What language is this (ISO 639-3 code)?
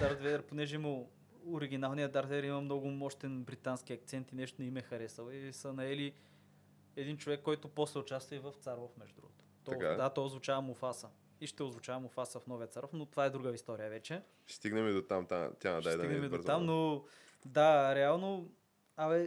bul